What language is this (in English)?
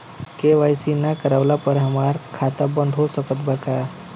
Bhojpuri